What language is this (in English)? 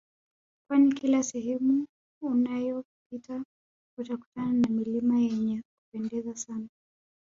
Swahili